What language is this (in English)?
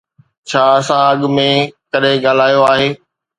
Sindhi